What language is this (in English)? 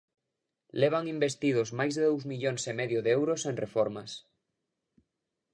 Galician